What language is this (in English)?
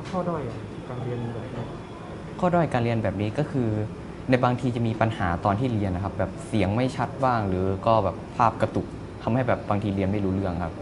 Thai